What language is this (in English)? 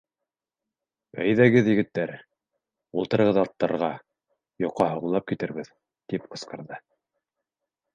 Bashkir